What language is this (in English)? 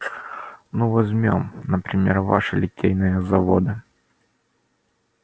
Russian